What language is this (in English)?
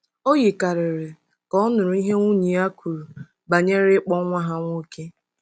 Igbo